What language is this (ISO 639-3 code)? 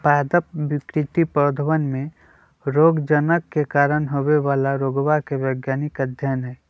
mag